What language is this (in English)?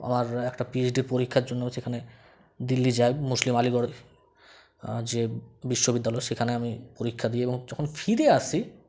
Bangla